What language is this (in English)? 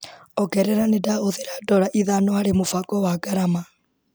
Kikuyu